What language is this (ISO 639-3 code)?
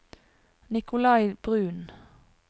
nor